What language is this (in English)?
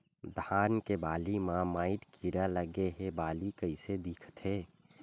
Chhattisgarhi